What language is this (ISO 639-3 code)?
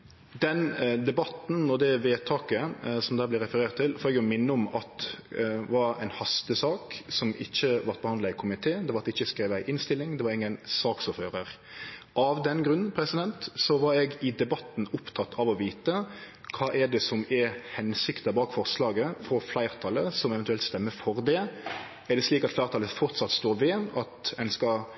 nno